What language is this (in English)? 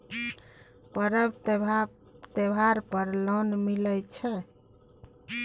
Maithili